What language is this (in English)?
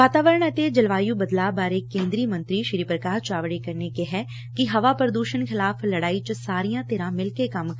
Punjabi